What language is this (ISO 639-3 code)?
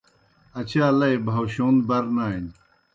plk